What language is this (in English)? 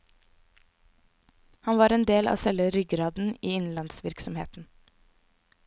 Norwegian